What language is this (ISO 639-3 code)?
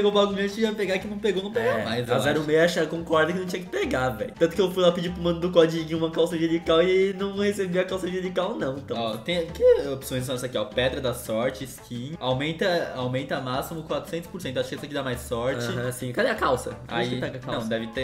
por